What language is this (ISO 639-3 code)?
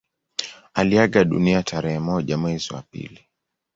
swa